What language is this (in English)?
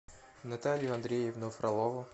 Russian